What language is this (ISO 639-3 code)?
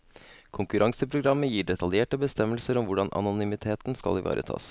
nor